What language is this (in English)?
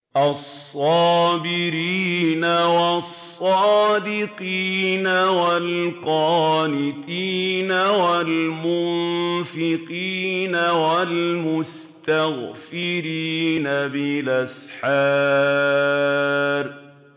Arabic